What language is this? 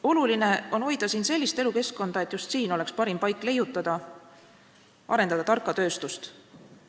Estonian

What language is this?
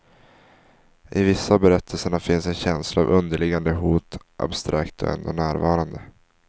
Swedish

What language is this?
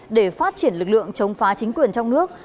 Vietnamese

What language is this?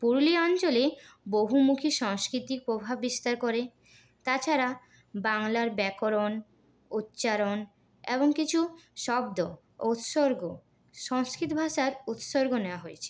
Bangla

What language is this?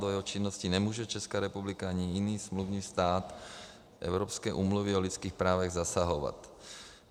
Czech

